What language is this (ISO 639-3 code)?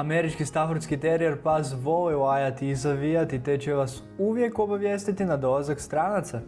hrv